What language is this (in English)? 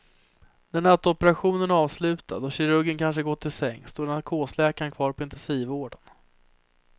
Swedish